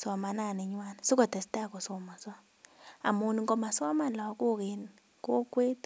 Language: Kalenjin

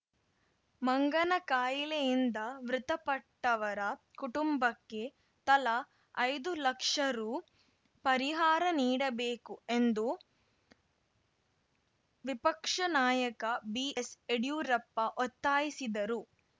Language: Kannada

